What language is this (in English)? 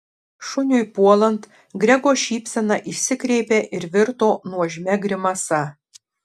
Lithuanian